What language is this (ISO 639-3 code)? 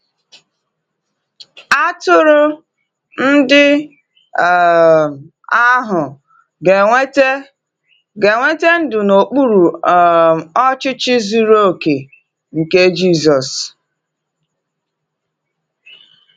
ibo